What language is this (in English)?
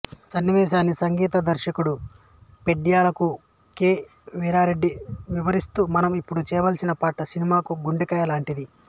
Telugu